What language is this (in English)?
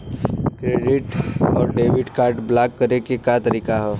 Bhojpuri